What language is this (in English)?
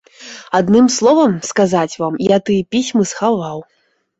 Belarusian